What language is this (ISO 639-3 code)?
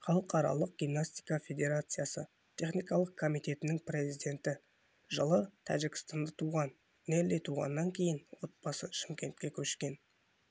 kaz